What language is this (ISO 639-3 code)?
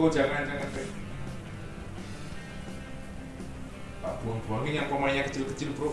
ind